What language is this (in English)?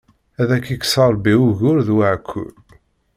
Kabyle